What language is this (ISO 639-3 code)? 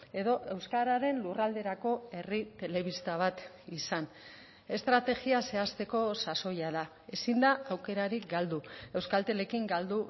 eus